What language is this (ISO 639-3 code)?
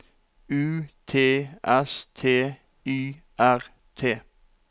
nor